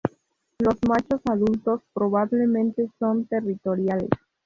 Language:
Spanish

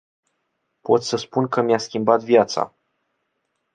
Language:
Romanian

